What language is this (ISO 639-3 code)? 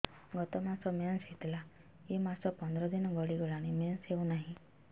ori